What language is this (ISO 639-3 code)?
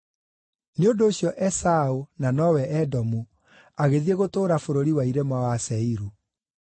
kik